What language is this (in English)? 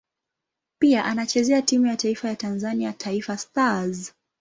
Swahili